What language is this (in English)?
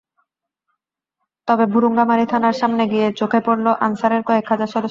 Bangla